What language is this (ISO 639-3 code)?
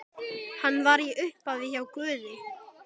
isl